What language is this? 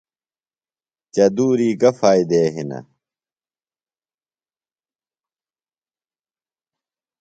Phalura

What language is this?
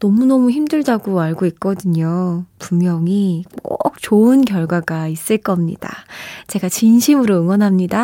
Korean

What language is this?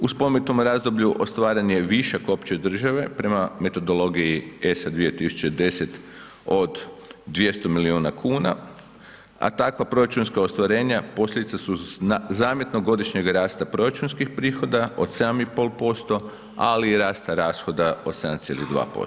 Croatian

